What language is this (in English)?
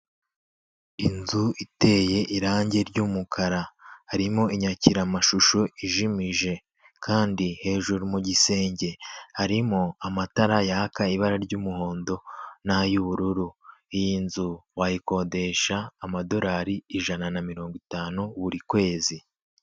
Kinyarwanda